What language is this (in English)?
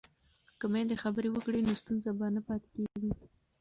Pashto